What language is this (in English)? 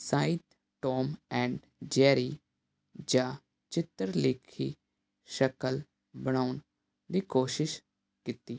Punjabi